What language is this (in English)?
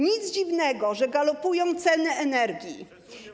Polish